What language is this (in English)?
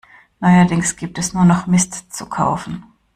German